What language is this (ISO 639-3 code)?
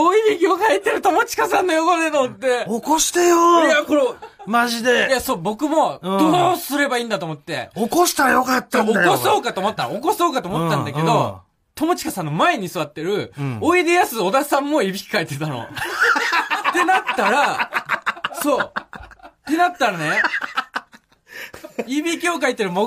jpn